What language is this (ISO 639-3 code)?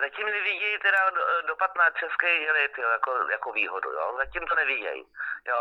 ces